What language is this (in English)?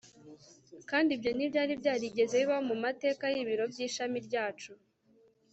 Kinyarwanda